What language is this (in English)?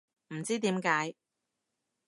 Cantonese